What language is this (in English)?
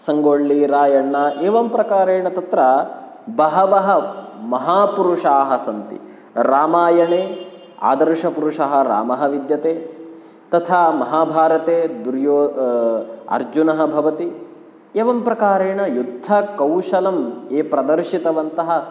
Sanskrit